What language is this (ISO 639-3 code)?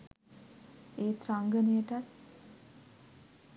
sin